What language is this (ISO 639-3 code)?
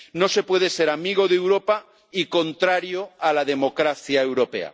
spa